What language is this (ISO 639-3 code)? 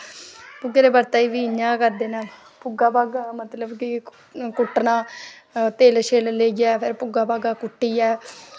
doi